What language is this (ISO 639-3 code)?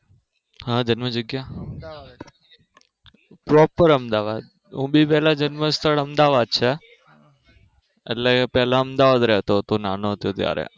guj